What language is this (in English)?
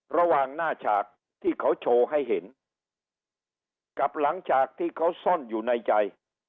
Thai